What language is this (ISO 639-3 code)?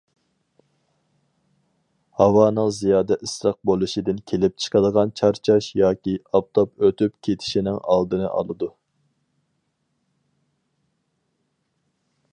uig